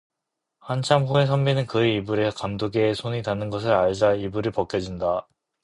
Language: Korean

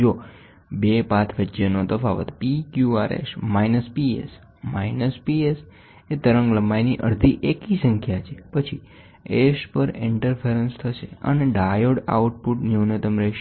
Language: Gujarati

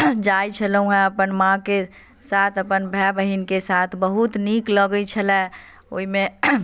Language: Maithili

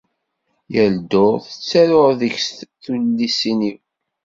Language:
Kabyle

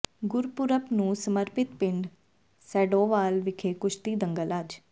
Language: Punjabi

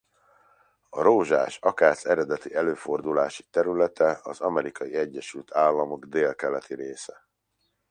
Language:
Hungarian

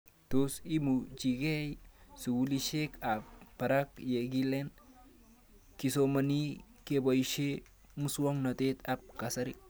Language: Kalenjin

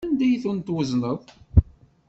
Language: Kabyle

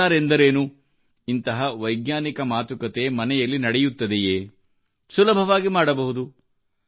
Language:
Kannada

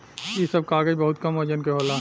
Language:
Bhojpuri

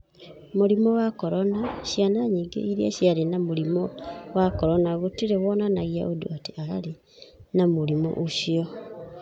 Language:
Kikuyu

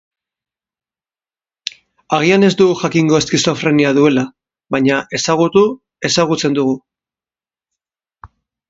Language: Basque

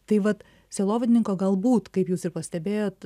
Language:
Lithuanian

